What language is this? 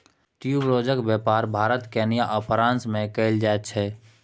Maithili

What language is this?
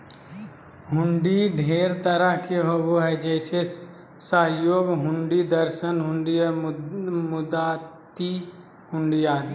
Magahi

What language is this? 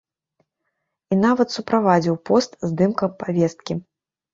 Belarusian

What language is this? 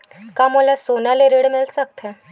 Chhattisgarhi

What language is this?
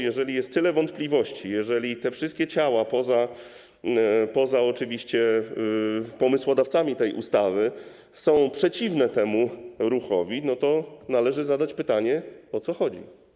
Polish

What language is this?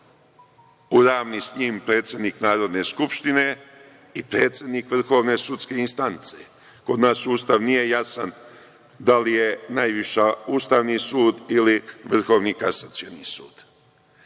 Serbian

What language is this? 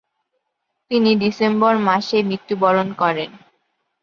Bangla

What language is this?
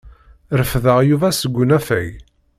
Kabyle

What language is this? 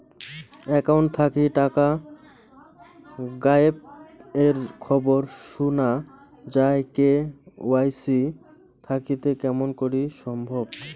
Bangla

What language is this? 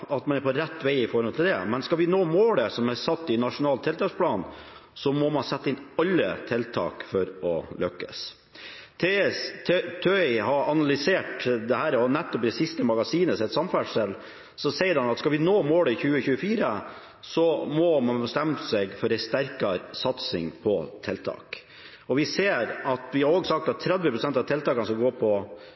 Norwegian Bokmål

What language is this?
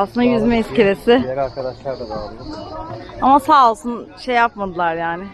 Turkish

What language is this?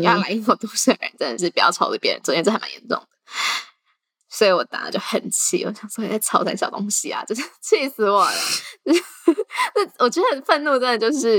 Chinese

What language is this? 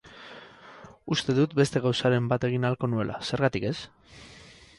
Basque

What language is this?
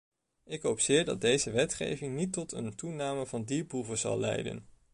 Dutch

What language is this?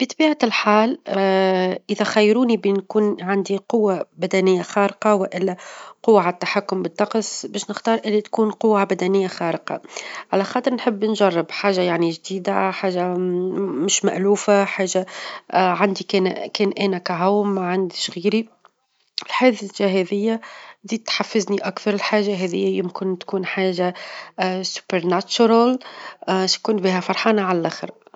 Tunisian Arabic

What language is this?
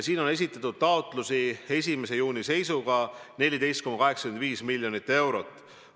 Estonian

